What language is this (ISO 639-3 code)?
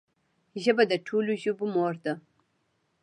pus